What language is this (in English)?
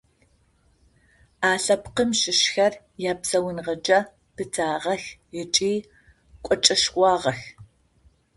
Adyghe